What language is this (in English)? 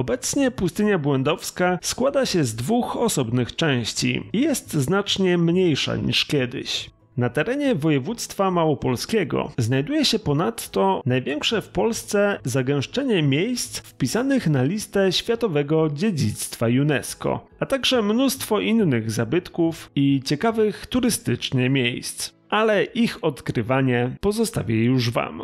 Polish